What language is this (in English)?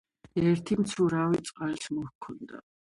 Georgian